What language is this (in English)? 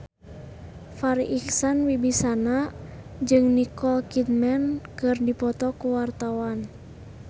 Sundanese